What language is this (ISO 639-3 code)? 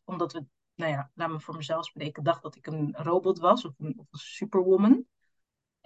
nld